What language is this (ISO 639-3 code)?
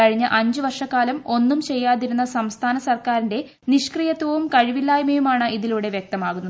mal